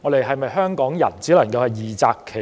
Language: Cantonese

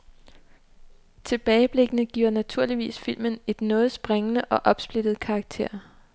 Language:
Danish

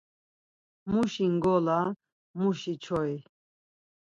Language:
Laz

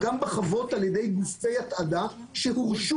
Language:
Hebrew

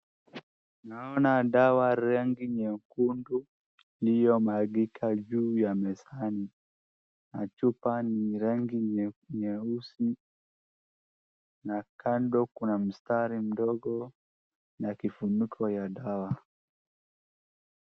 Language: Swahili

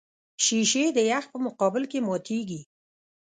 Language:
Pashto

